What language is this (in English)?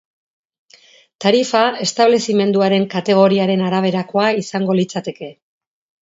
Basque